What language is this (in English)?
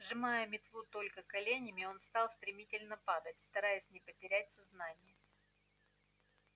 Russian